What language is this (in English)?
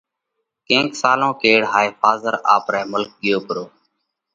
Parkari Koli